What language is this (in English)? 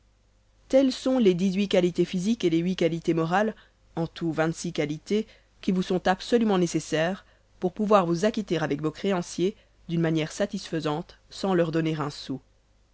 French